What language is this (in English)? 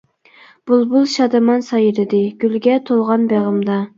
Uyghur